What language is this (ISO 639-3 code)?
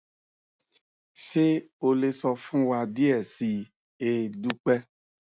yor